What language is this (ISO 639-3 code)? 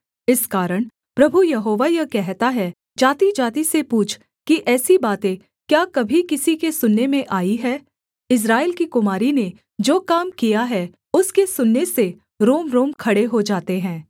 hin